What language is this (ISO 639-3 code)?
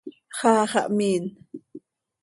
sei